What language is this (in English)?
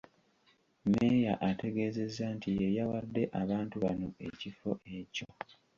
Ganda